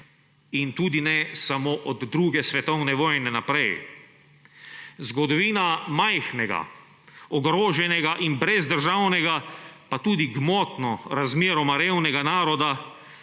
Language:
Slovenian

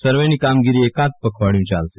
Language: Gujarati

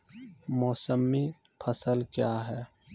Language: Maithili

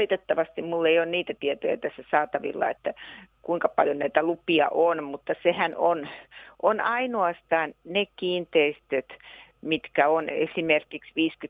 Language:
Finnish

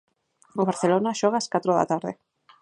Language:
Galician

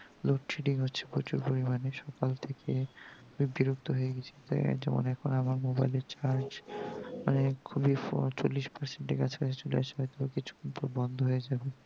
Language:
Bangla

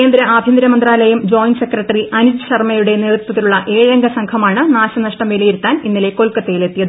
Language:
Malayalam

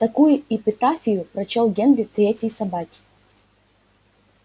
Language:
Russian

